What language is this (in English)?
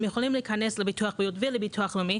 Hebrew